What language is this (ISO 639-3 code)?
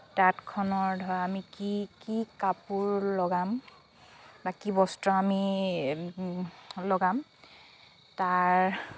asm